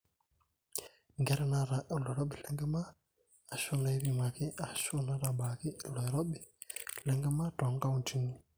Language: Masai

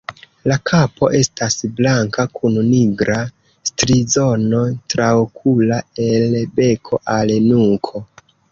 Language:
Esperanto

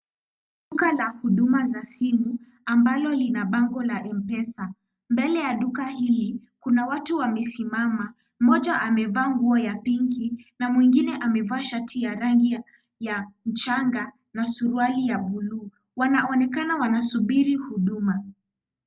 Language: Swahili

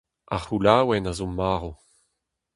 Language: Breton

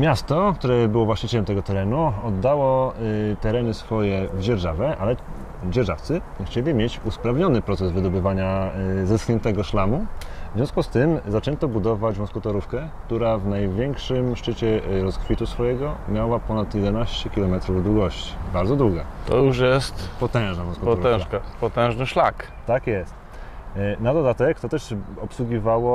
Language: Polish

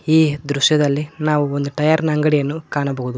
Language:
Kannada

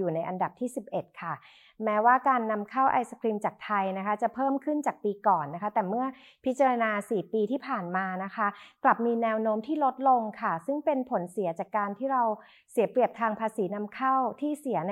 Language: Thai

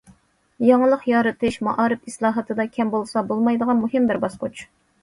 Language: Uyghur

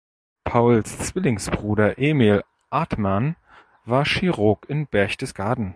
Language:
German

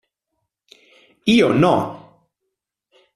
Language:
Italian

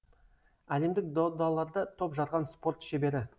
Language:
Kazakh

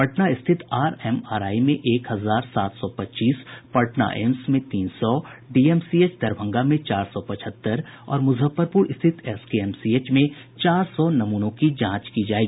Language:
Hindi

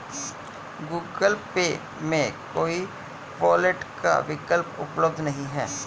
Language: Hindi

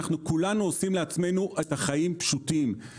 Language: Hebrew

